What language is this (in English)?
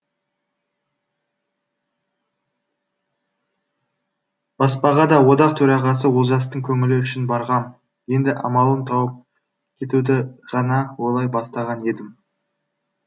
Kazakh